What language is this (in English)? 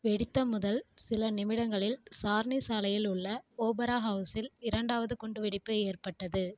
Tamil